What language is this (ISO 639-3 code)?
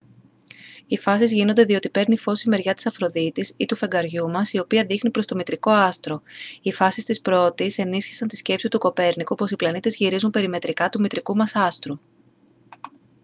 ell